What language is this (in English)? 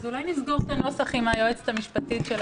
Hebrew